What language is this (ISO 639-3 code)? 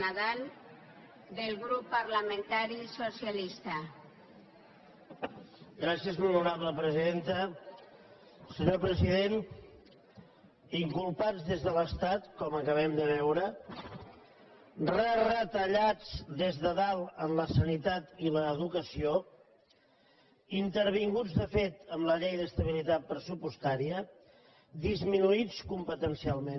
cat